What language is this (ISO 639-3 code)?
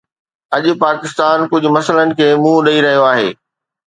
snd